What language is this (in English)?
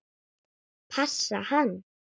Icelandic